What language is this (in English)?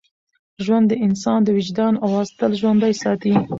Pashto